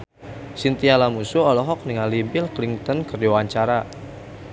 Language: Sundanese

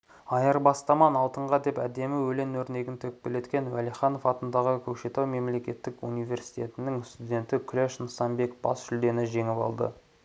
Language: Kazakh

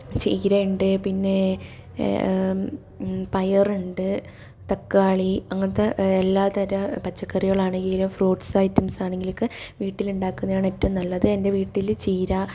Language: Malayalam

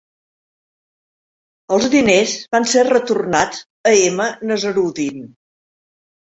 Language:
Catalan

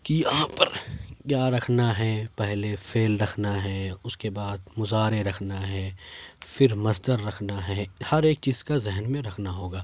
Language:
Urdu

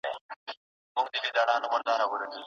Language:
Pashto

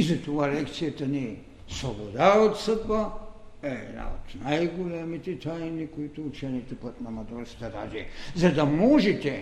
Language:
Bulgarian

